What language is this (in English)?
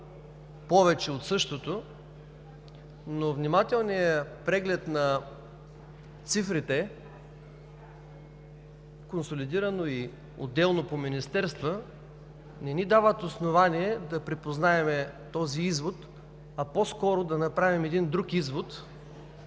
Bulgarian